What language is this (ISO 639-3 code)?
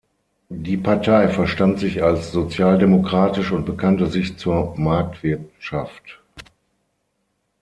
deu